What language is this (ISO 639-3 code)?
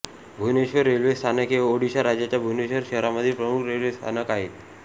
mar